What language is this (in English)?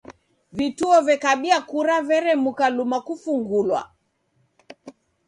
Taita